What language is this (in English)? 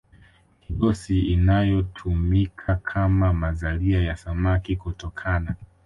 Swahili